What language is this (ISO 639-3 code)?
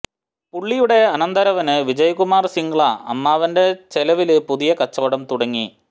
mal